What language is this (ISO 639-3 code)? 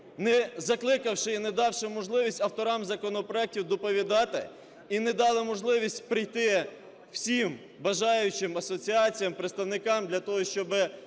ukr